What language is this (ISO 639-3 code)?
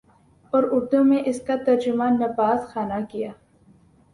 urd